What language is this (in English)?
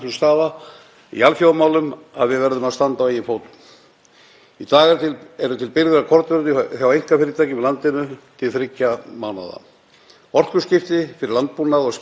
Icelandic